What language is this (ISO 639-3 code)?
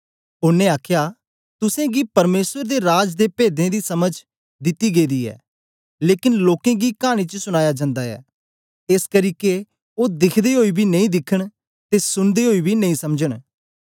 doi